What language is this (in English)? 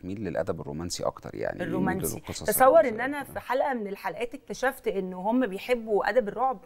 Arabic